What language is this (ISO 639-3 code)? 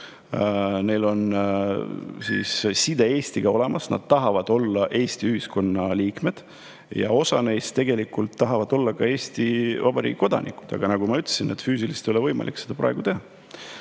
est